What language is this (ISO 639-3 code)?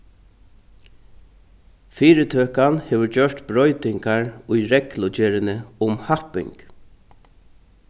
fao